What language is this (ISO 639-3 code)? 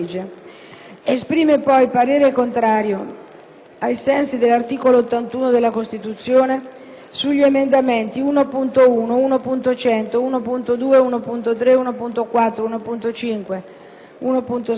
ita